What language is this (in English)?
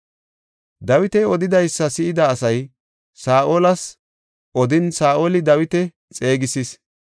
Gofa